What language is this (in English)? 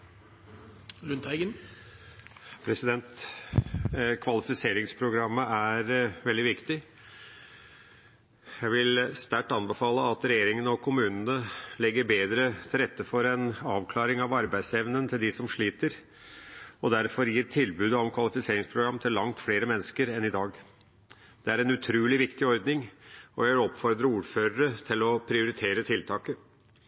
Norwegian Bokmål